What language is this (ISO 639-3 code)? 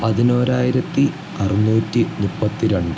mal